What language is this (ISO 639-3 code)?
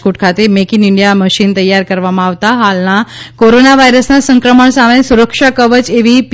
guj